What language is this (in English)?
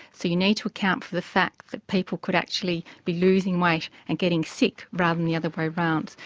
English